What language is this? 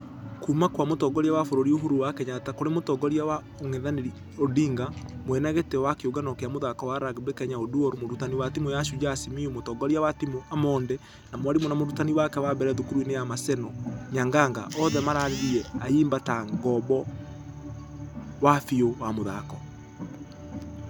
Kikuyu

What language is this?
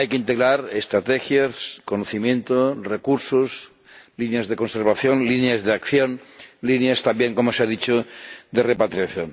Spanish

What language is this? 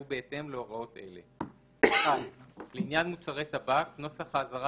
Hebrew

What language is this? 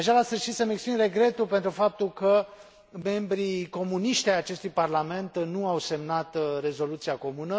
Romanian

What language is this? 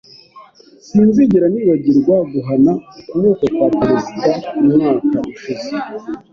Kinyarwanda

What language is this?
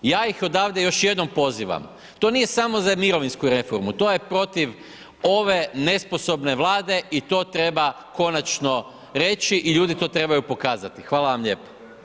Croatian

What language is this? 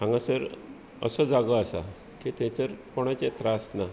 Konkani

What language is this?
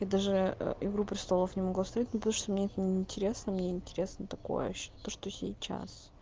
Russian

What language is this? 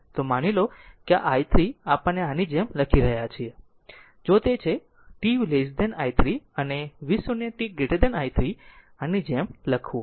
Gujarati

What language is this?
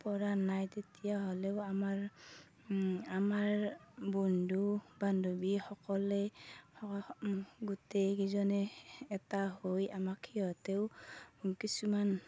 Assamese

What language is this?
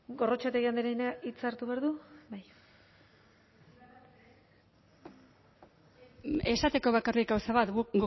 Basque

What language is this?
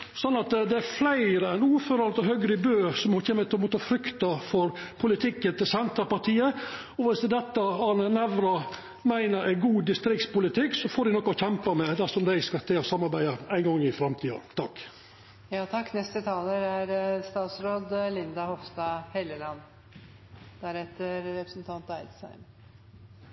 Norwegian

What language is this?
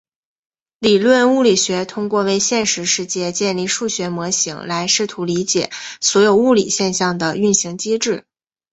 Chinese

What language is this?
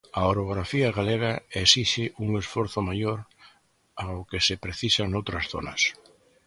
Galician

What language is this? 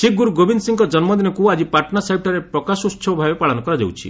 Odia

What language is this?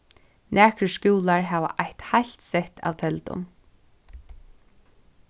Faroese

